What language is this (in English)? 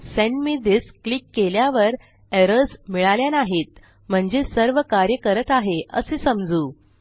Marathi